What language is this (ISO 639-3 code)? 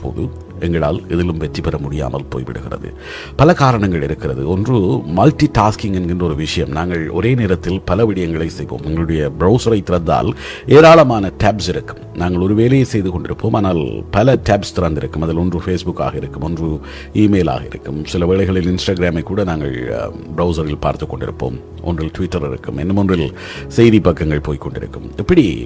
tam